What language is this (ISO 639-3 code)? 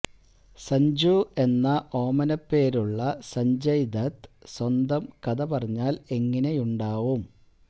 mal